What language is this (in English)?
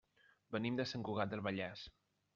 Catalan